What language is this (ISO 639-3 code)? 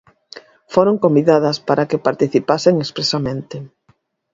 glg